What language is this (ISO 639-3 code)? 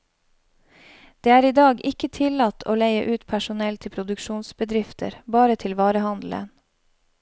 nor